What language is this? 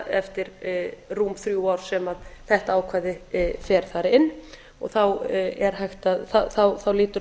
Icelandic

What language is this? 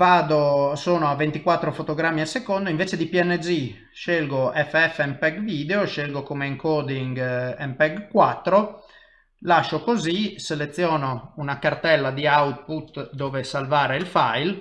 Italian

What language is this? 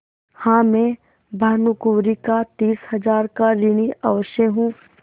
Hindi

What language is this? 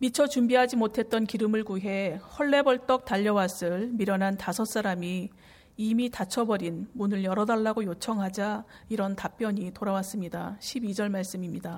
Korean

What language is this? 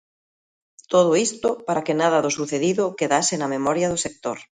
Galician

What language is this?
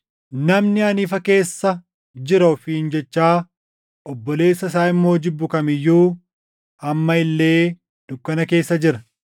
Oromo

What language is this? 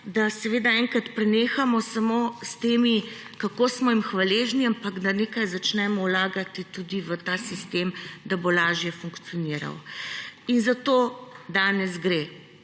Slovenian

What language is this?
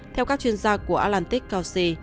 Vietnamese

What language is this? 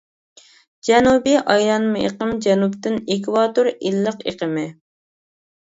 Uyghur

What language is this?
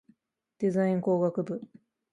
Japanese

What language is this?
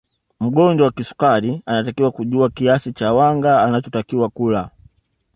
Swahili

